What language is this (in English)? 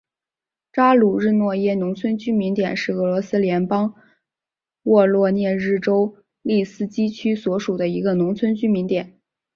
Chinese